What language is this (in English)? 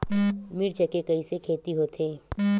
Chhattisgarhi